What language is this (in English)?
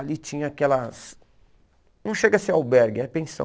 Portuguese